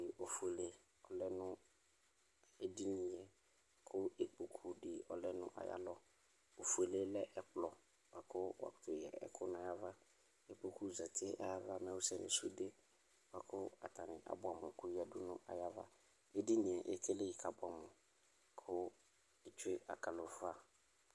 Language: Ikposo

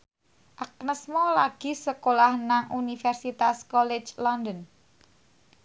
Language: Javanese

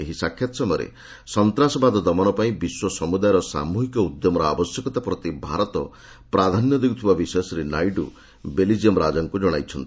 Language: Odia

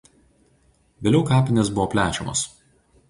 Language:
Lithuanian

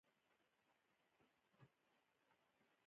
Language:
Pashto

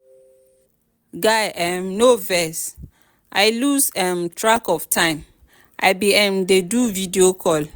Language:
Nigerian Pidgin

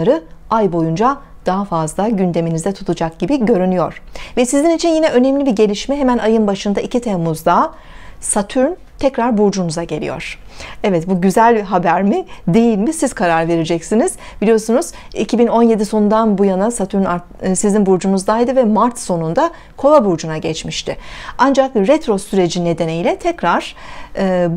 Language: Turkish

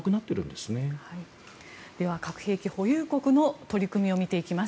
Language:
Japanese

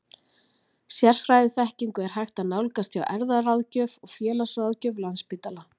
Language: Icelandic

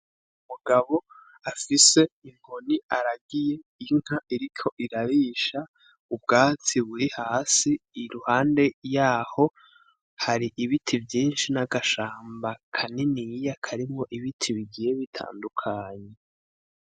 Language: Rundi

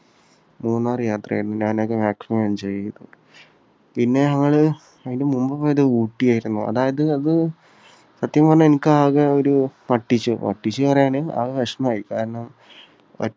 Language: Malayalam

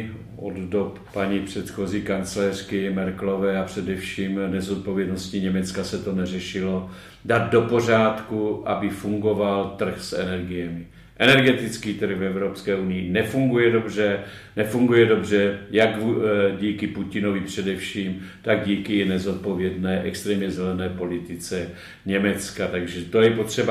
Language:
Czech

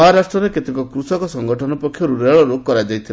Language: Odia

